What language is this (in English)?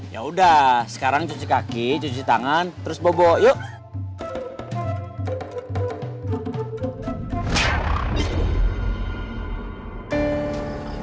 Indonesian